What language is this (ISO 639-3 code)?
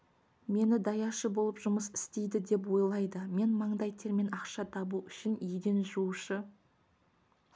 kaz